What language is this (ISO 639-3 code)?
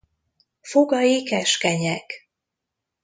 hun